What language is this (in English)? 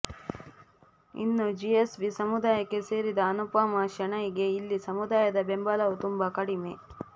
Kannada